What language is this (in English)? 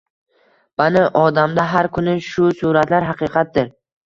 Uzbek